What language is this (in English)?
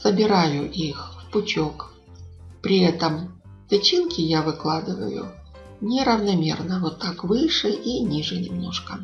Russian